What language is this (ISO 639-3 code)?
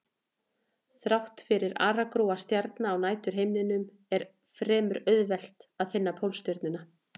isl